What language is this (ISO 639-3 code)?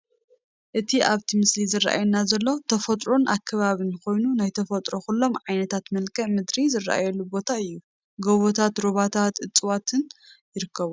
tir